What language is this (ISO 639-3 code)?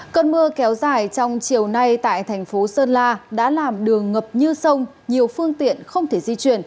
vie